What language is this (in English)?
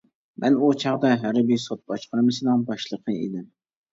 Uyghur